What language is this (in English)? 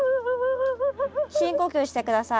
Japanese